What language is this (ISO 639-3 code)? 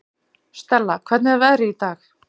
isl